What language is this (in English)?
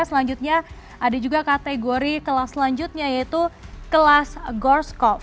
Indonesian